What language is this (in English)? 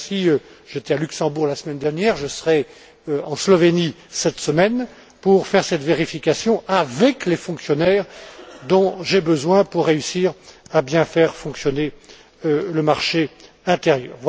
French